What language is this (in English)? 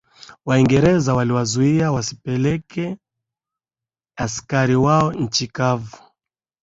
Swahili